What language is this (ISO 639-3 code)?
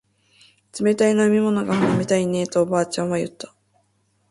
jpn